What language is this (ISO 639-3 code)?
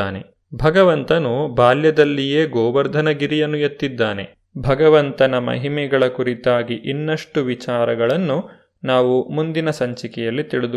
kan